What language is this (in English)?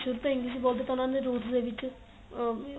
Punjabi